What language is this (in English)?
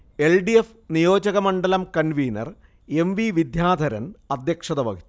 Malayalam